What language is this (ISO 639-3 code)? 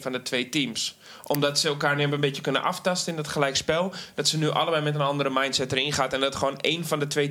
nld